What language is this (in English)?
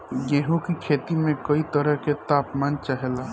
Bhojpuri